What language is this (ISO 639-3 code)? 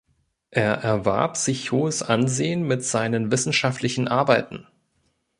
deu